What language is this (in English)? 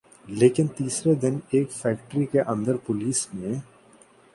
Urdu